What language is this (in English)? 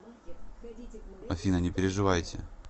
Russian